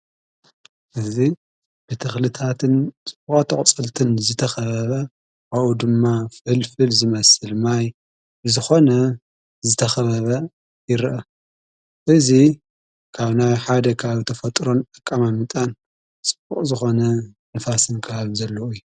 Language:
Tigrinya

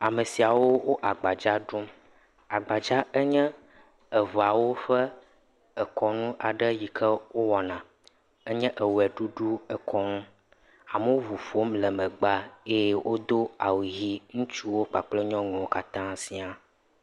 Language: Ewe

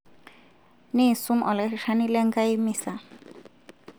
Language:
Masai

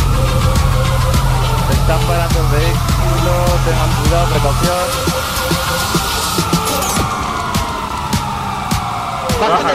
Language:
Spanish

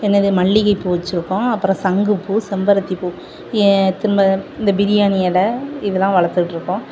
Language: Tamil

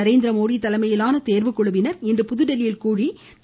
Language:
Tamil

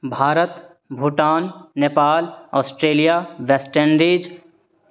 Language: Maithili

